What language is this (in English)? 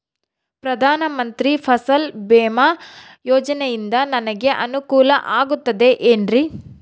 Kannada